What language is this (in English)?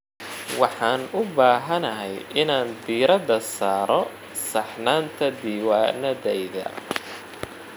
Somali